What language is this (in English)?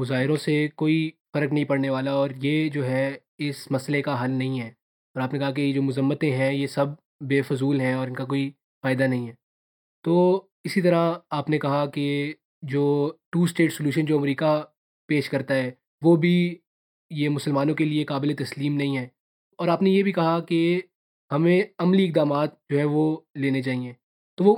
Urdu